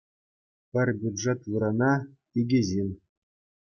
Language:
Chuvash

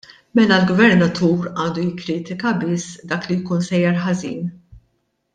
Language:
Maltese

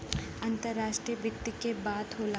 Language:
Bhojpuri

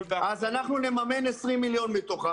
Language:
Hebrew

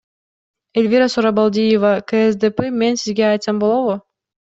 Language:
Kyrgyz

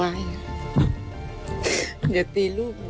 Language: Thai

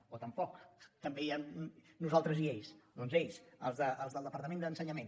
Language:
Catalan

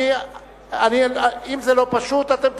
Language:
Hebrew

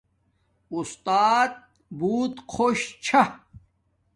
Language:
Domaaki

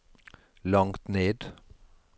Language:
Norwegian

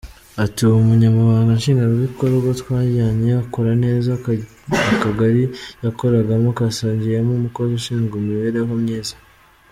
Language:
Kinyarwanda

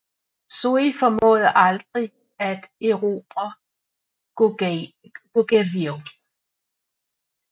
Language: Danish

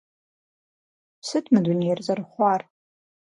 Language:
Kabardian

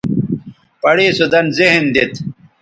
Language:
Bateri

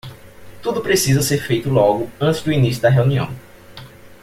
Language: Portuguese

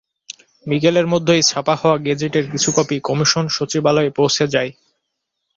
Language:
Bangla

